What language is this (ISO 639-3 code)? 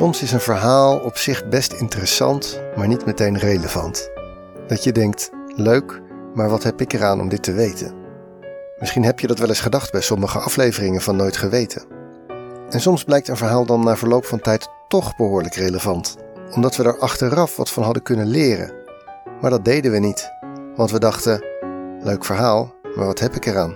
nld